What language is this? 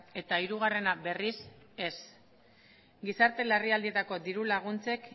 Basque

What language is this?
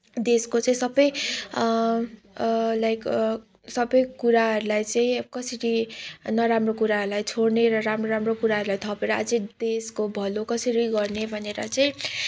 Nepali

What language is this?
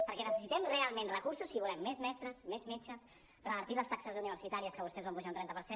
Catalan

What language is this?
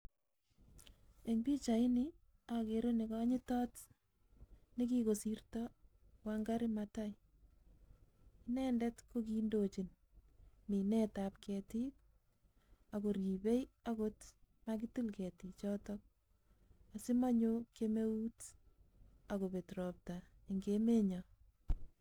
Kalenjin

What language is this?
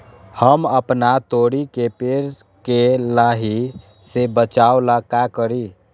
Magahi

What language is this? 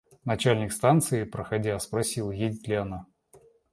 Russian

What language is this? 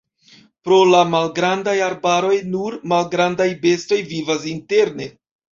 Esperanto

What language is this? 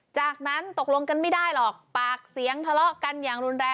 Thai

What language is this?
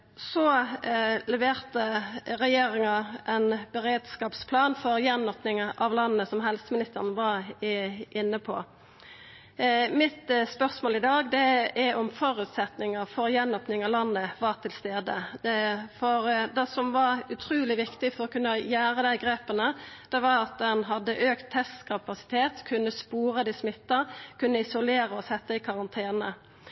Norwegian Nynorsk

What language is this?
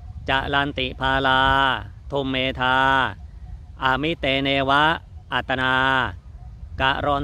Thai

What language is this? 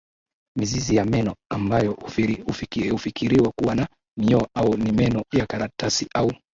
Swahili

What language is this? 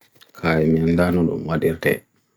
Bagirmi Fulfulde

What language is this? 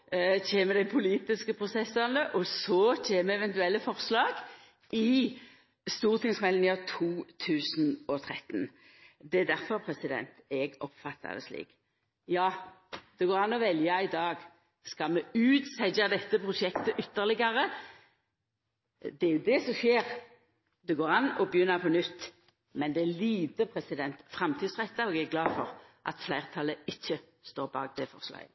Norwegian Nynorsk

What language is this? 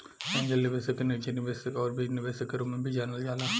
Bhojpuri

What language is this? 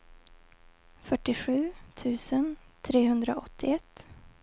Swedish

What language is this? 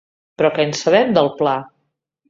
Catalan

